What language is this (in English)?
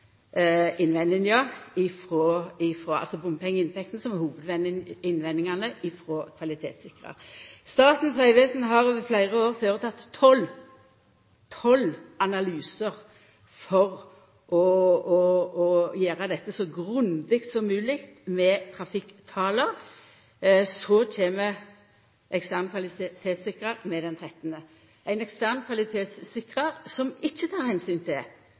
Norwegian Nynorsk